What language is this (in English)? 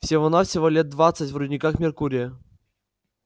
Russian